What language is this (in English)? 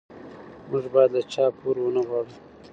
Pashto